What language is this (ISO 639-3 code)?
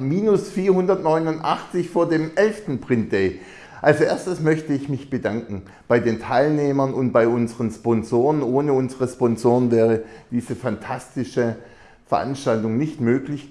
deu